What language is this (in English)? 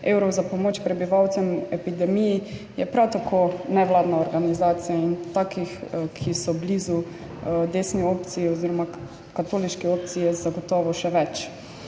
Slovenian